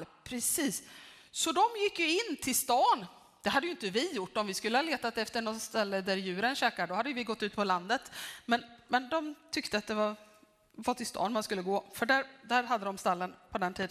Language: Swedish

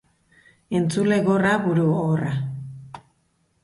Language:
Basque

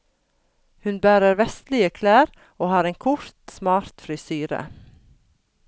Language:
Norwegian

